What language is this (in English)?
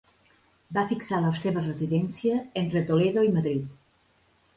Catalan